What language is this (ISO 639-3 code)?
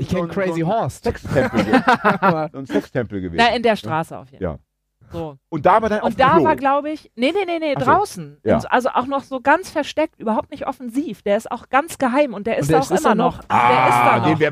deu